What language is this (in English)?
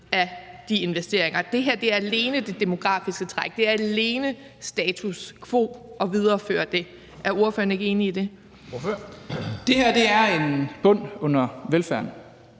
Danish